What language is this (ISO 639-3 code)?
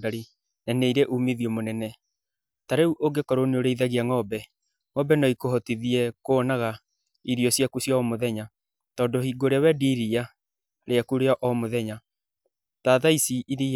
kik